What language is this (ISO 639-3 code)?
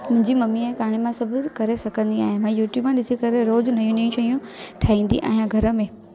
snd